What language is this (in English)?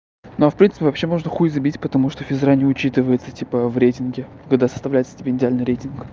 Russian